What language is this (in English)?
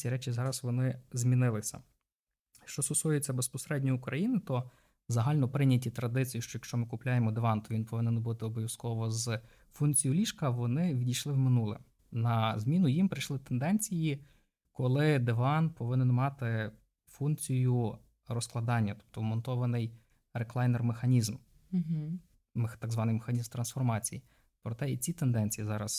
Ukrainian